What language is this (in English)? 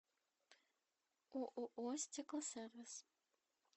Russian